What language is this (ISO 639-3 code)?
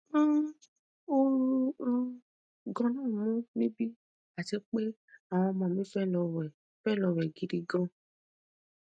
yor